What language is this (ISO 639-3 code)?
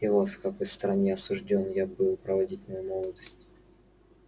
rus